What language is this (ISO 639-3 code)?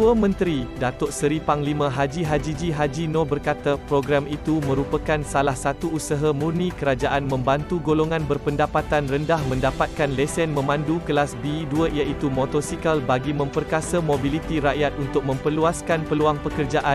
msa